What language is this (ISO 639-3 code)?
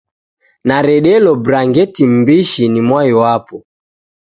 dav